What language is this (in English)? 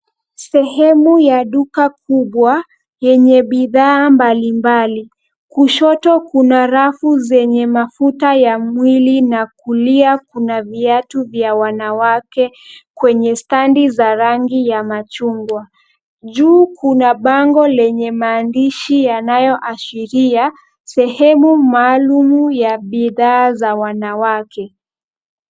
Swahili